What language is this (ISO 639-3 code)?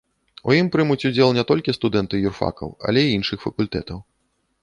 bel